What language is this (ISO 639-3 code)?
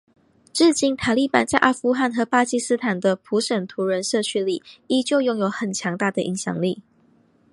zho